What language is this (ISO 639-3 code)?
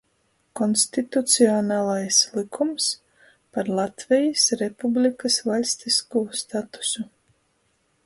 ltg